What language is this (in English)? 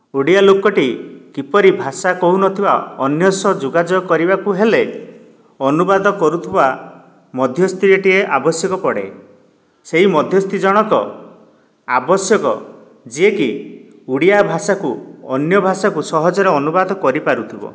Odia